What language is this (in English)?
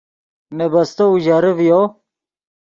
Yidgha